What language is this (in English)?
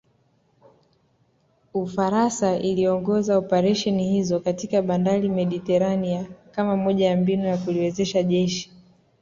Swahili